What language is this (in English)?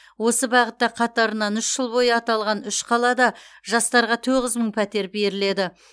Kazakh